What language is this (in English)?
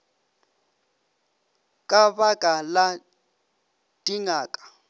Northern Sotho